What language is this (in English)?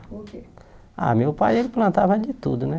Portuguese